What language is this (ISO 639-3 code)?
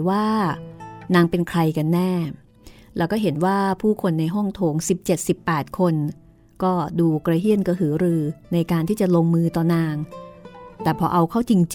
tha